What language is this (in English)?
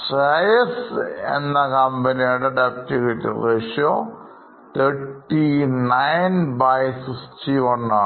Malayalam